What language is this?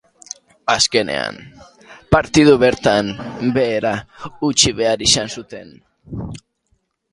Basque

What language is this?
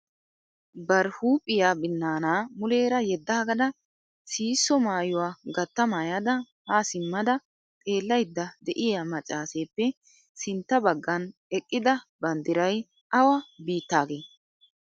Wolaytta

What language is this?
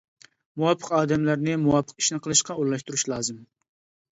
Uyghur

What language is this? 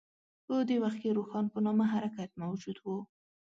Pashto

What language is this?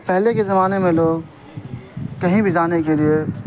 Urdu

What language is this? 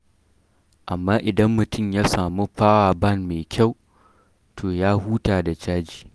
Hausa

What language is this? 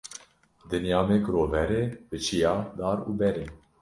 Kurdish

